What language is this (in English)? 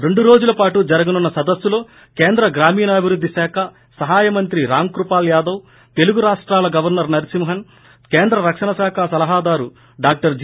Telugu